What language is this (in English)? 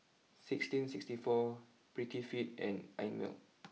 English